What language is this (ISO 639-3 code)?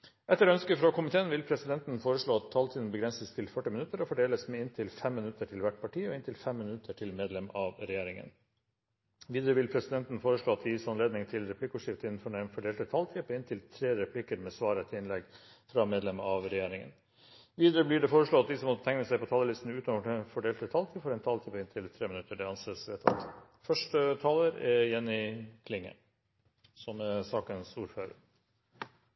nor